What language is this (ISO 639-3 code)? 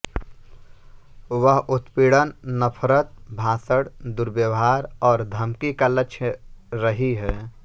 hin